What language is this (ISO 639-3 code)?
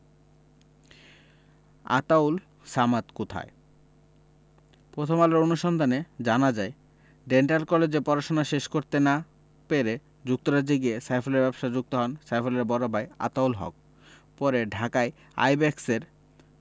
ben